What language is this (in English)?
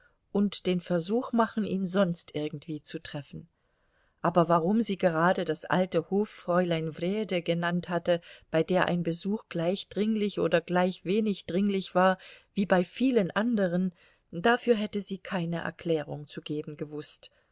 German